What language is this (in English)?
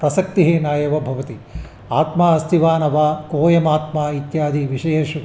Sanskrit